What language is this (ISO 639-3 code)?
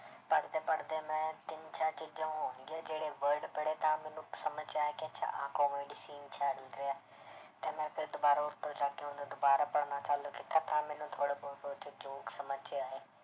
pan